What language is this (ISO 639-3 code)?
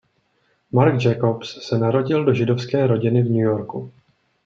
ces